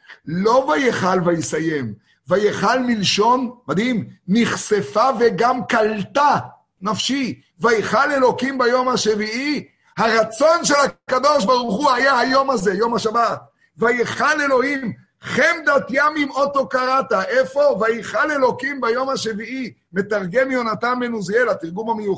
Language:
Hebrew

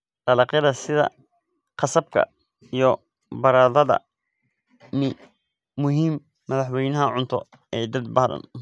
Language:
Somali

